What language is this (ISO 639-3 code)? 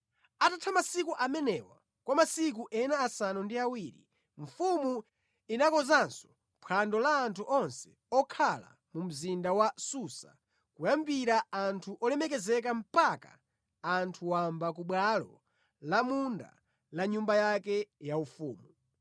nya